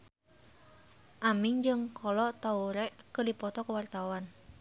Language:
Sundanese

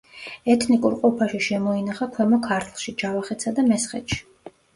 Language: Georgian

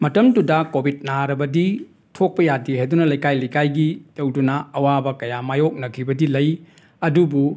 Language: Manipuri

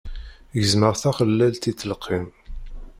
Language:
Kabyle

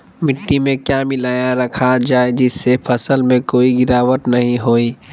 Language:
Magahi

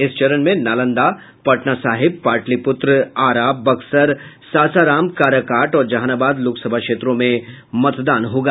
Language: Hindi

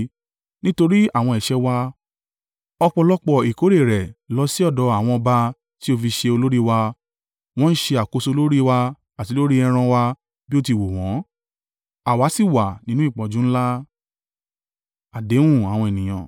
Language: Yoruba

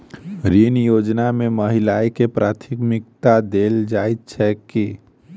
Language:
Maithili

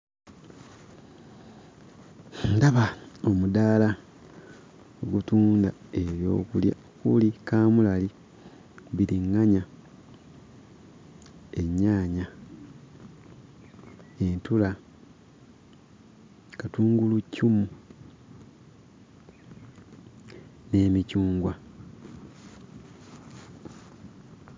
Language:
Ganda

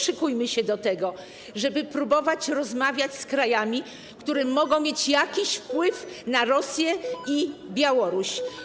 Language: Polish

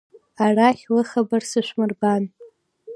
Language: Abkhazian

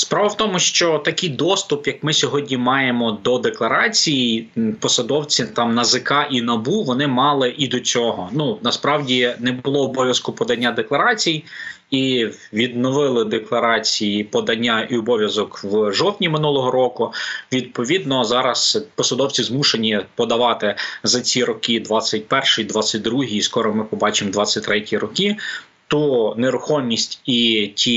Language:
Ukrainian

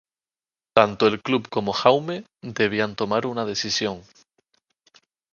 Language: Spanish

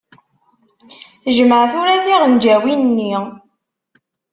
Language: Kabyle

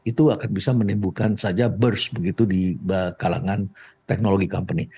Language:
Indonesian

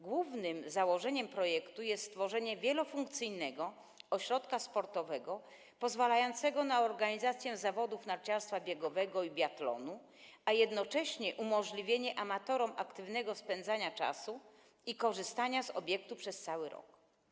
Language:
Polish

